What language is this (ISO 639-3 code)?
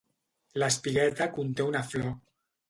cat